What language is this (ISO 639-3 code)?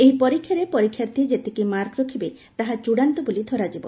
ori